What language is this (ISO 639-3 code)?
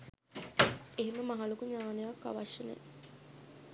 sin